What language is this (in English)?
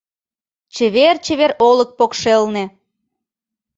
Mari